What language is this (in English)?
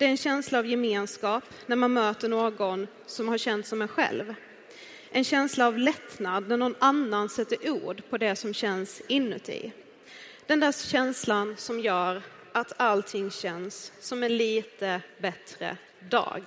Swedish